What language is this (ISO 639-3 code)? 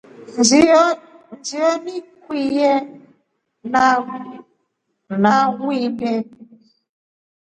rof